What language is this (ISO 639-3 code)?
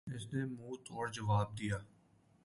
urd